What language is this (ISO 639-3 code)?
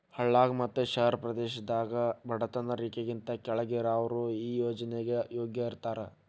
kan